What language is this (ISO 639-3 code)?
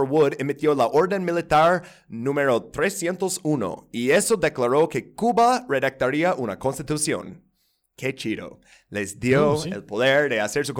spa